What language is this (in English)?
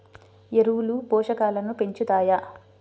Telugu